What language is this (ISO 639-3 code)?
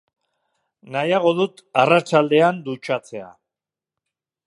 eus